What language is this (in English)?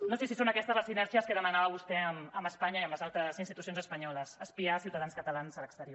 Catalan